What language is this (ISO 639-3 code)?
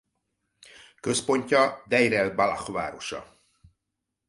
hun